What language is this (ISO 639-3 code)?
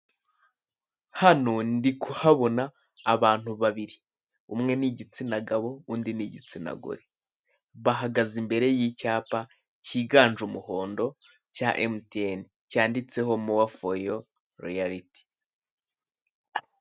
kin